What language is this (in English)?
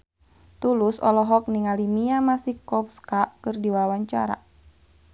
Sundanese